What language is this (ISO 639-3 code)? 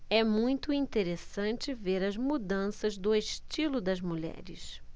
por